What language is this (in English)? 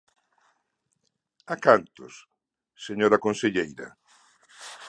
Galician